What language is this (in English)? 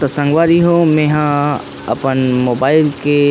Chhattisgarhi